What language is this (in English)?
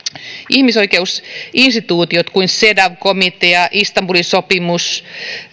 Finnish